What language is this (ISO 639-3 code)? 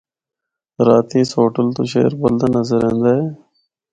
hno